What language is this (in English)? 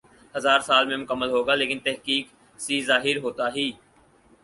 Urdu